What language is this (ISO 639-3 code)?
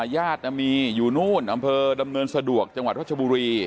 tha